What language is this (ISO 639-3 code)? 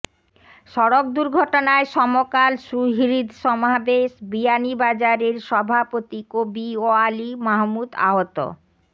ben